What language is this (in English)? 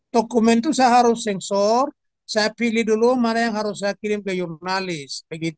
Indonesian